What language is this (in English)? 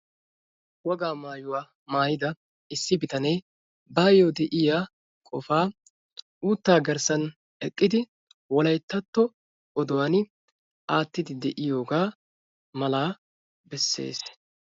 Wolaytta